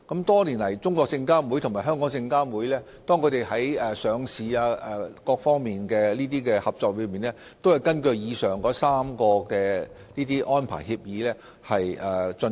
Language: Cantonese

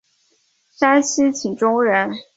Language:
Chinese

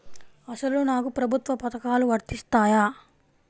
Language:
Telugu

